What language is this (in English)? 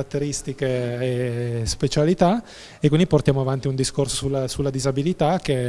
Italian